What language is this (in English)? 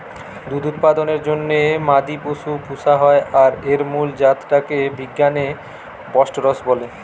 Bangla